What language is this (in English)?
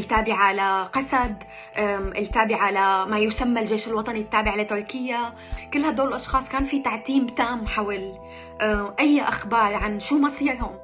Arabic